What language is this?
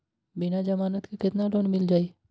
Magahi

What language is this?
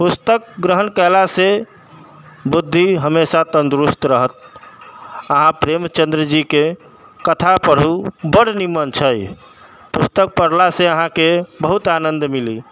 Maithili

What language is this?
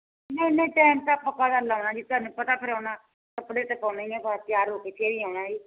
Punjabi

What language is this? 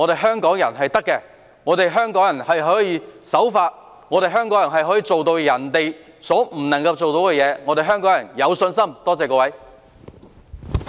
Cantonese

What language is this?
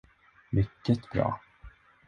Swedish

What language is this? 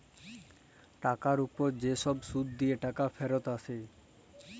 Bangla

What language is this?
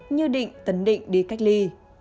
Vietnamese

